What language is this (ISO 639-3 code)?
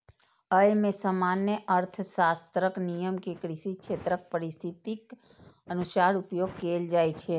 mai